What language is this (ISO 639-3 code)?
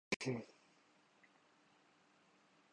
urd